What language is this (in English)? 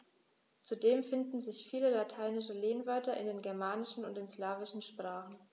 German